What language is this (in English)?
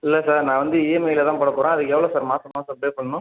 Tamil